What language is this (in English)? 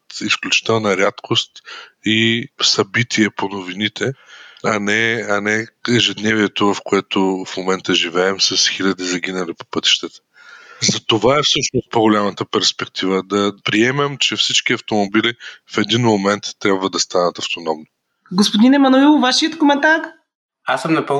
Bulgarian